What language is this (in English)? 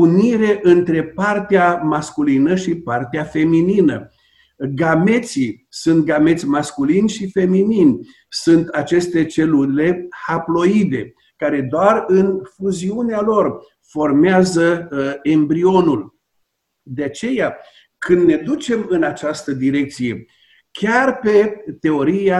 Romanian